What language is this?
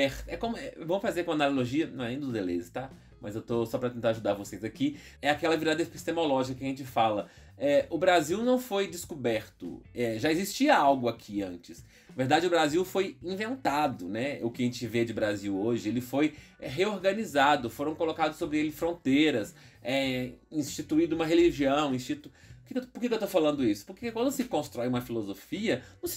Portuguese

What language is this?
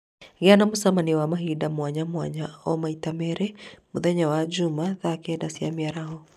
Kikuyu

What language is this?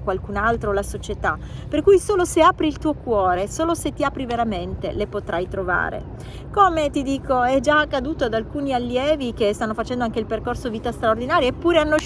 Italian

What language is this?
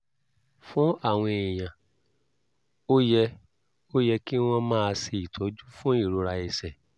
Yoruba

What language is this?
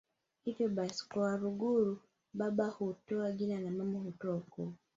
Swahili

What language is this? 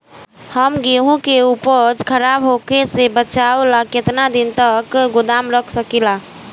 Bhojpuri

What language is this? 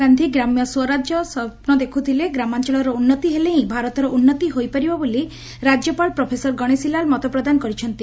Odia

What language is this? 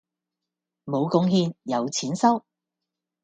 Cantonese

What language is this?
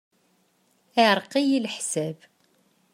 Kabyle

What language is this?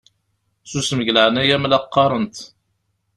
Kabyle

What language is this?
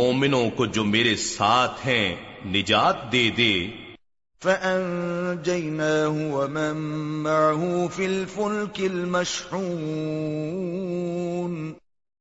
Urdu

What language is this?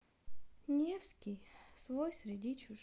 Russian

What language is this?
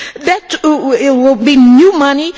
English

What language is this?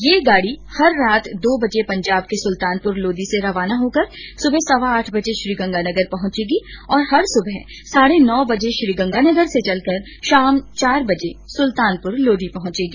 Hindi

